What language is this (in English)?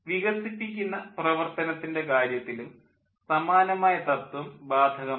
Malayalam